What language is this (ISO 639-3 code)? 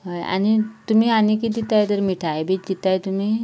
kok